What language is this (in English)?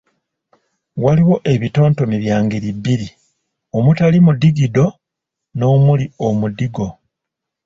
Ganda